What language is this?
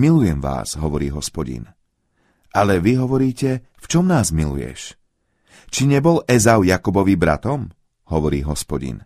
Slovak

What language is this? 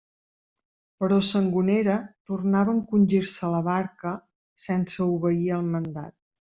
Catalan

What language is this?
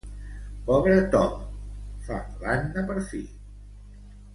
Catalan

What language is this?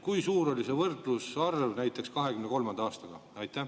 Estonian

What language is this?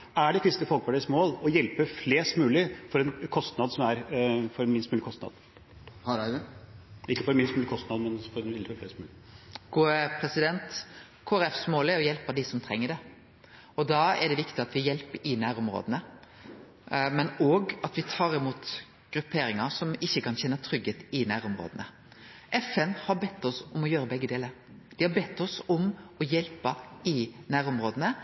Norwegian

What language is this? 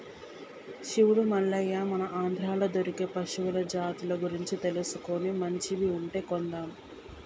Telugu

